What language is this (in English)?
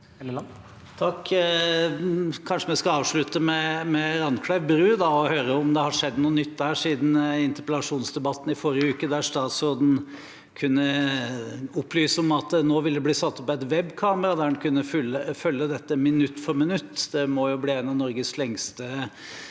Norwegian